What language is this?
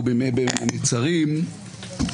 Hebrew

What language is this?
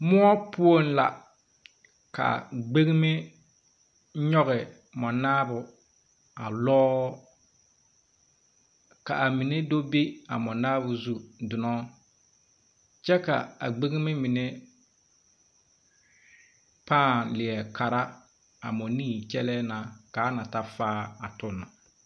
Southern Dagaare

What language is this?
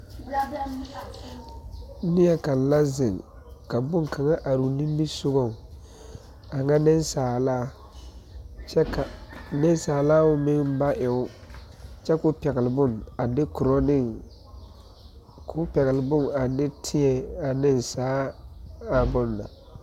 Southern Dagaare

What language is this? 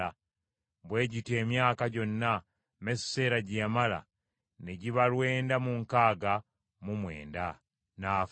Ganda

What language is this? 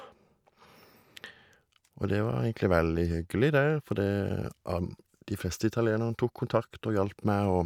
Norwegian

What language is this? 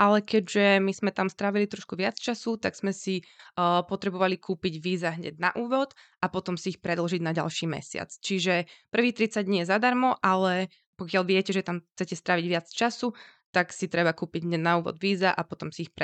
Slovak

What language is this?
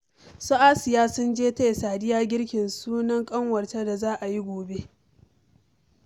Hausa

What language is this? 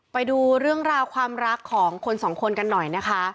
Thai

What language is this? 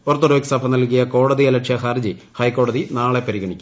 Malayalam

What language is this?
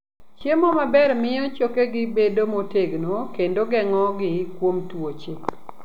Luo (Kenya and Tanzania)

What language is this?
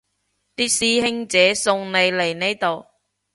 Cantonese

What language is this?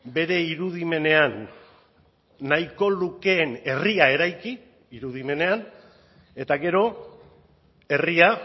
Basque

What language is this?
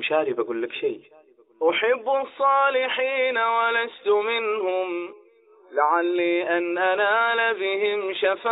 Arabic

